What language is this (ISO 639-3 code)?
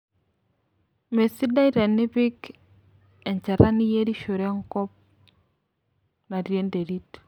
mas